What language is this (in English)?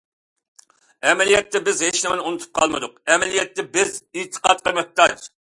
Uyghur